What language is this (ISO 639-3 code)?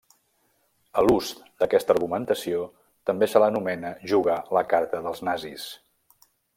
cat